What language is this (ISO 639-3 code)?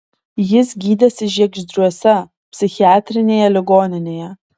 lit